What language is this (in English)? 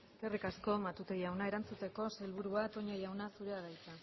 Basque